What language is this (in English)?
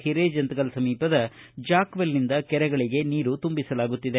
Kannada